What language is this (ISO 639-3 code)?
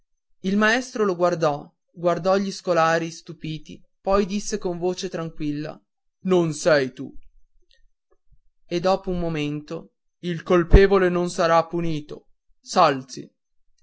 ita